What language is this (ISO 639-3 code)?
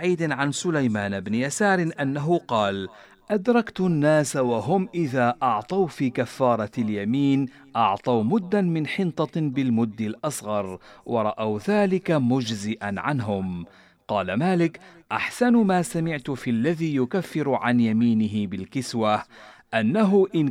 ara